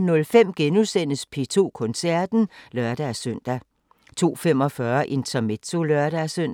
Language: Danish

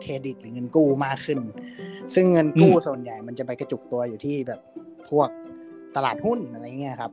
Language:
Thai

